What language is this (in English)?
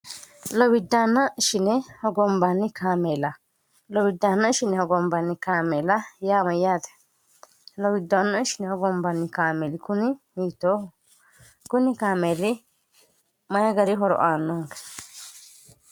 Sidamo